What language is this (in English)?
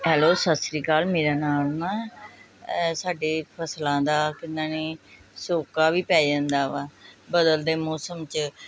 Punjabi